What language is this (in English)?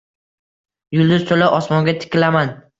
Uzbek